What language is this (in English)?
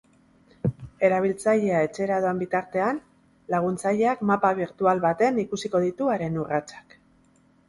Basque